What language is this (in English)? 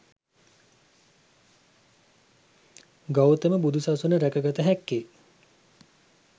Sinhala